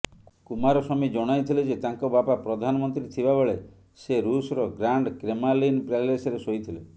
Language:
Odia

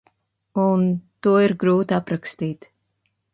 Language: Latvian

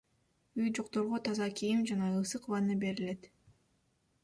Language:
Kyrgyz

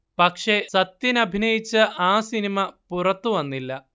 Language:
Malayalam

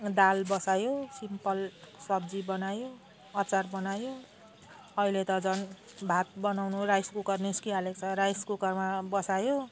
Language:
Nepali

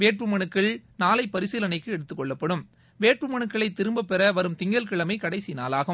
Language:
Tamil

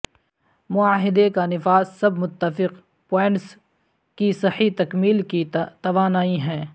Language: Urdu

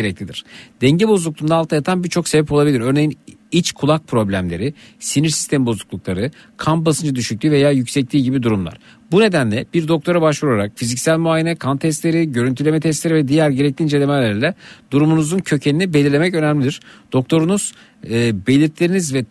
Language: Turkish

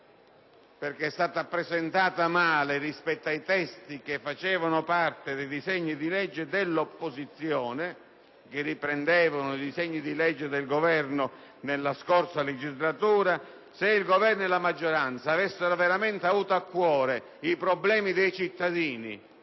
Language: Italian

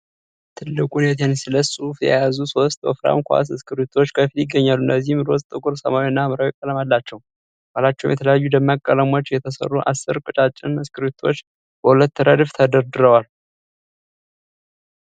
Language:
Amharic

